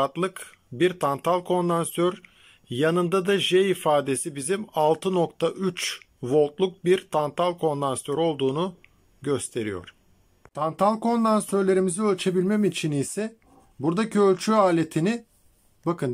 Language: Turkish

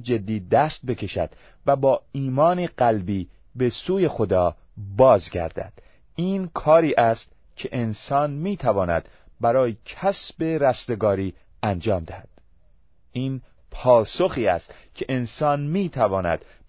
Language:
Persian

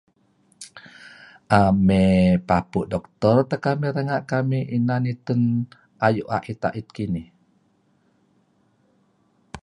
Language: Kelabit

